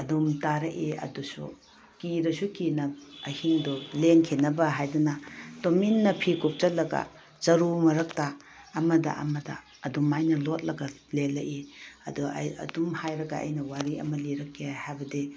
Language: Manipuri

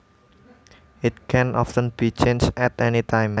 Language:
Javanese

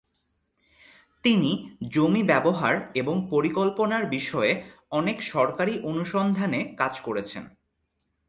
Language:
Bangla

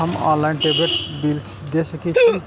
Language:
Maithili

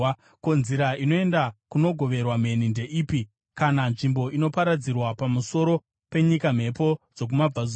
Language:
Shona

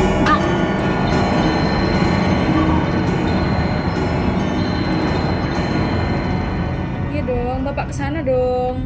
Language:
Indonesian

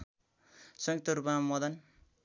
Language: Nepali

